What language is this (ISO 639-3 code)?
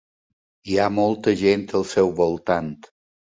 cat